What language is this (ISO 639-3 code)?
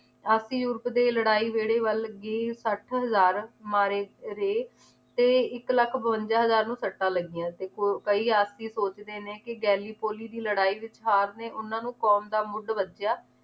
pan